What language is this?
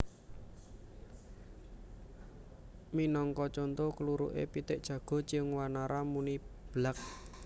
Javanese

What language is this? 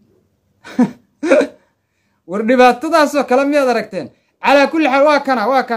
Arabic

